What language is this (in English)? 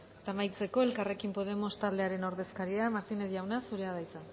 Basque